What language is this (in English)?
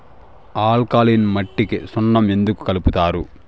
Telugu